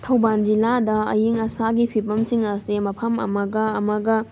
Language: Manipuri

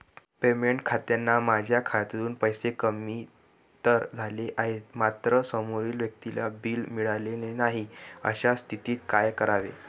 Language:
Marathi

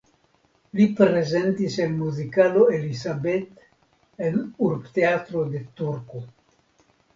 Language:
Esperanto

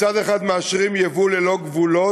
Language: Hebrew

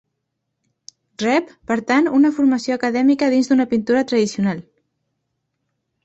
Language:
Catalan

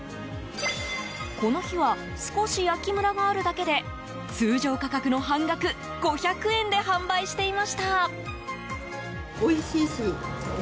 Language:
Japanese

